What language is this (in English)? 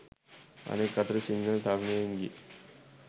Sinhala